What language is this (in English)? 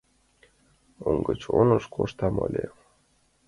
Mari